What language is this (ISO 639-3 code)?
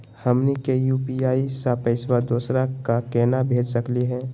mag